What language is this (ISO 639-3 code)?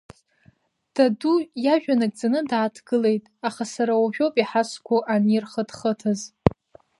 abk